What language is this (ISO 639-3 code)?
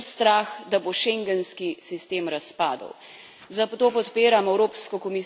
slv